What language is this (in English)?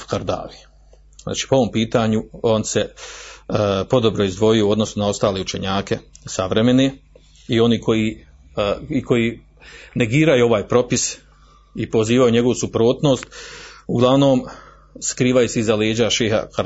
Croatian